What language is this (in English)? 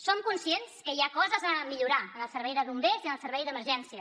Catalan